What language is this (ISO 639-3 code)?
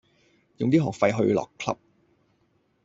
yue